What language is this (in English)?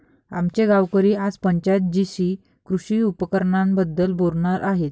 Marathi